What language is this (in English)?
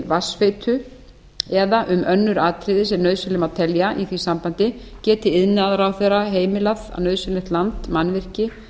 Icelandic